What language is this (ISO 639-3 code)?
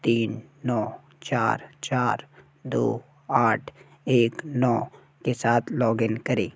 hin